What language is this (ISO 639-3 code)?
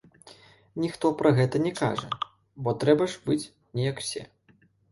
bel